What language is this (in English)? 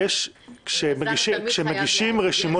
Hebrew